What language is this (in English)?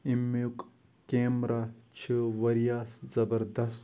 Kashmiri